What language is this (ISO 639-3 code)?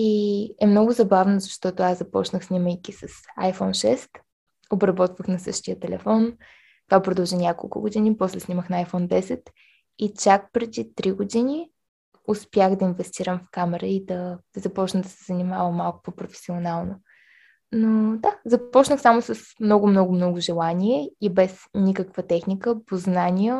bul